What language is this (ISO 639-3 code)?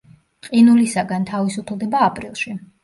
kat